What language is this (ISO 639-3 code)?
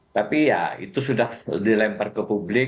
ind